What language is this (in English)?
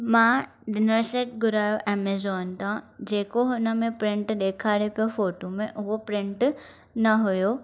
Sindhi